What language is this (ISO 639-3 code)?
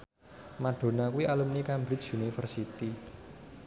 jav